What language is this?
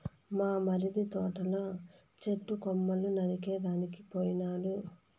Telugu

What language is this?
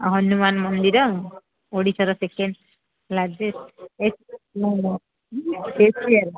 Odia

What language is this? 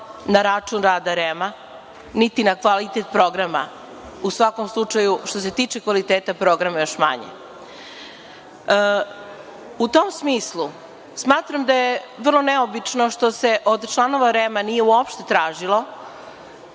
Serbian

